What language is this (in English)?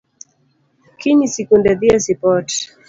Luo (Kenya and Tanzania)